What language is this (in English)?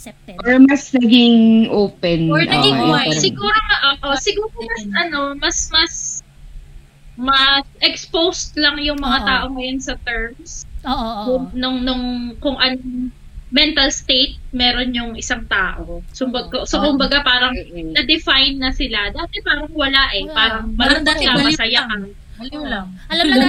Filipino